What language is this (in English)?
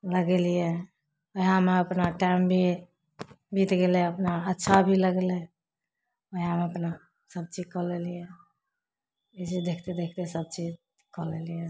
Maithili